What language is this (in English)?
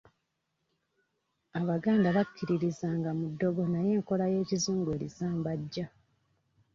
Ganda